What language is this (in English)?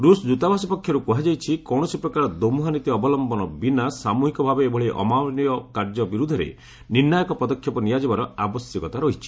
Odia